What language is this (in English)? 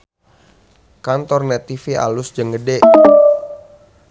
Sundanese